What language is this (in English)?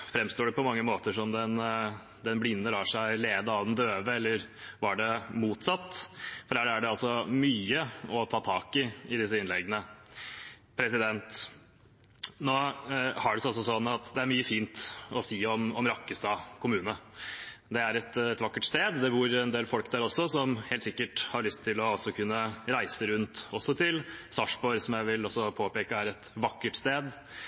Norwegian Bokmål